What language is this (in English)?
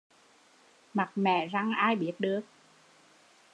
Vietnamese